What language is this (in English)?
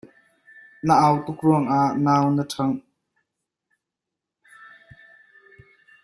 Hakha Chin